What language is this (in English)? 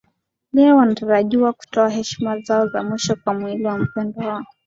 Swahili